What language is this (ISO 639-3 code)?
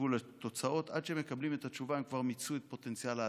heb